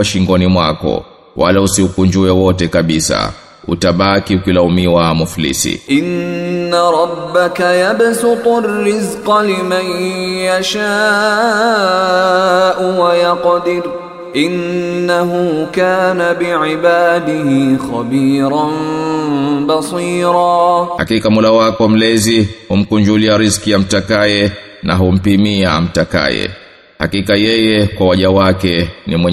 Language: Swahili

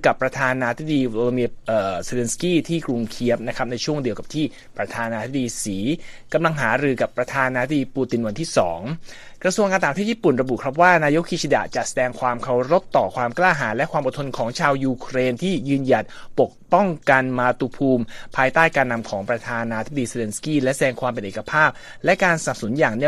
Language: Thai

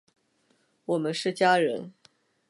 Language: Chinese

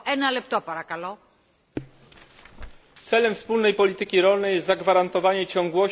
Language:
Polish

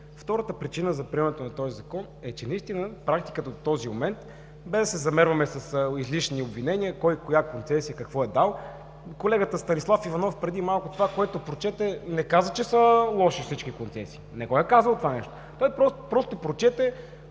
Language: Bulgarian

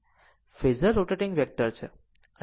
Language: Gujarati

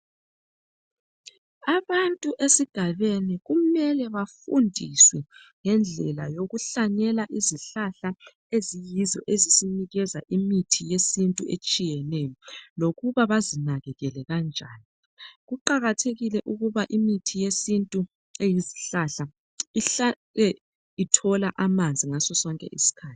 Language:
North Ndebele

